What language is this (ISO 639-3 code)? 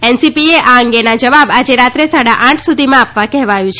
guj